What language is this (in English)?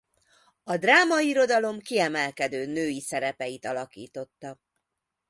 Hungarian